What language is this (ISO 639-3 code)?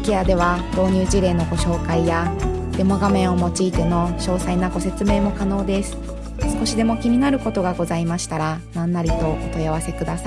jpn